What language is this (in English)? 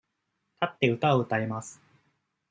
Japanese